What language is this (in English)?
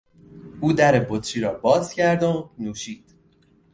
Persian